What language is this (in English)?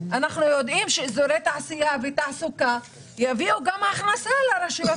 Hebrew